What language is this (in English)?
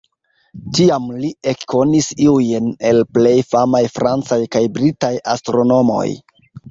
Esperanto